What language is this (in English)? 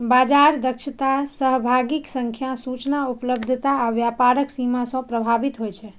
Maithili